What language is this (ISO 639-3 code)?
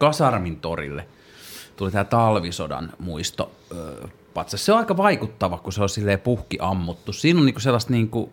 fin